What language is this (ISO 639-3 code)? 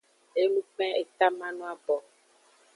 ajg